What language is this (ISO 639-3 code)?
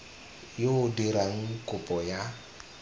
tsn